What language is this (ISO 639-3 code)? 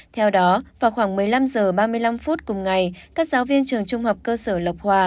vie